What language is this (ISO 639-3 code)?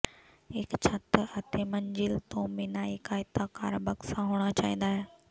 pan